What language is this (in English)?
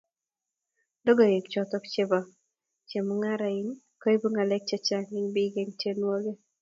Kalenjin